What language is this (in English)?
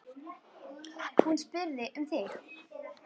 Icelandic